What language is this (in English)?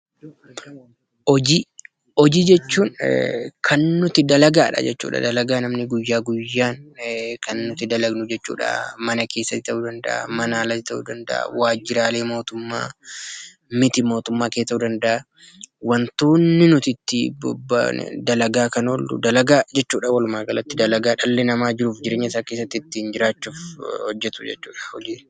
Oromo